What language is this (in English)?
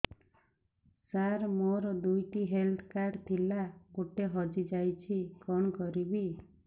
Odia